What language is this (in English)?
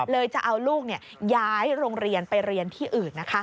Thai